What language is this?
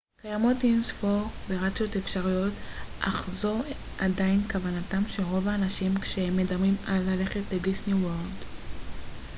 Hebrew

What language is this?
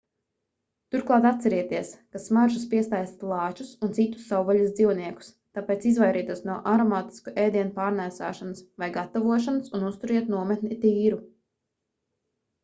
Latvian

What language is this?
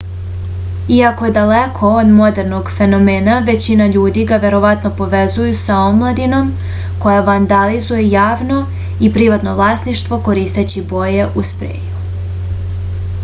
Serbian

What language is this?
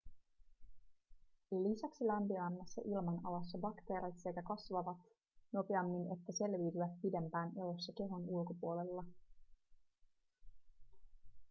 Finnish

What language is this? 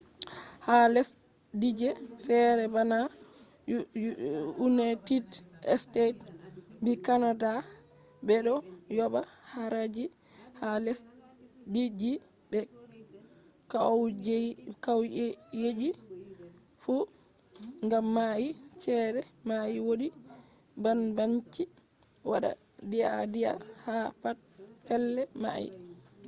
Fula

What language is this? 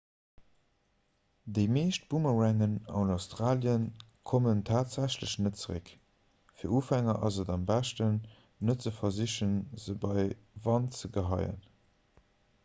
Luxembourgish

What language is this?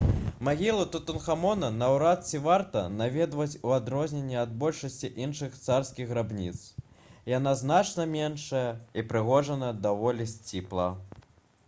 Belarusian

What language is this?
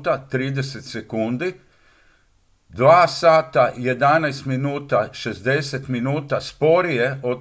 Croatian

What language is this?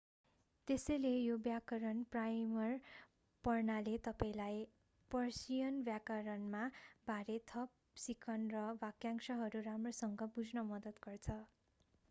Nepali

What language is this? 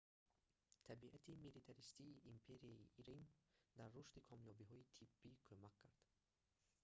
Tajik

